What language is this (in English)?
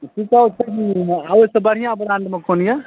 Maithili